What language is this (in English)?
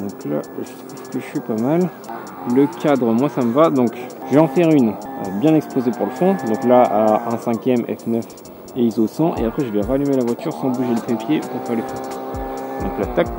French